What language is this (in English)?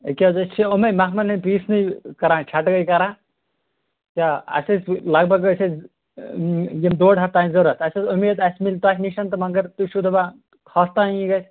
Kashmiri